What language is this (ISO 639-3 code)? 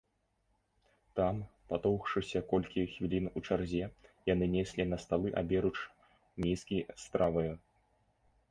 bel